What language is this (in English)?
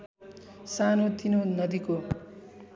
Nepali